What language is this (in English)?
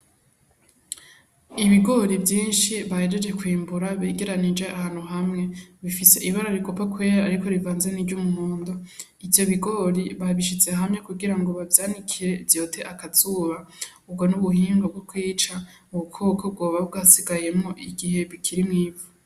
Rundi